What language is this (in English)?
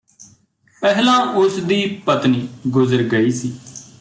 Punjabi